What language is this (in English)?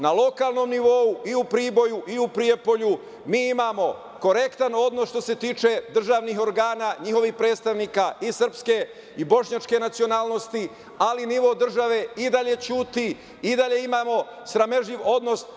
Serbian